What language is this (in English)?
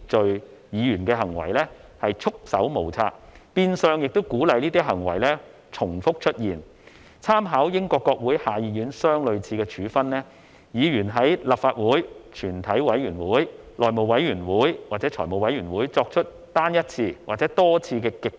Cantonese